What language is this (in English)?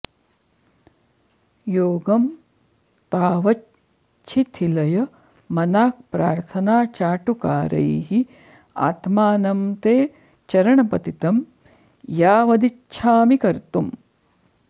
Sanskrit